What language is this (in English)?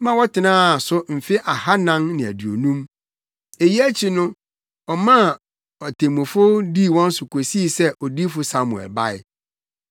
Akan